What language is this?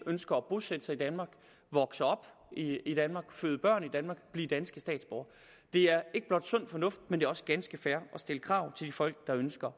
Danish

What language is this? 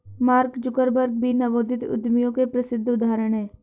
Hindi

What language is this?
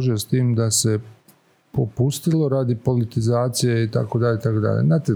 Croatian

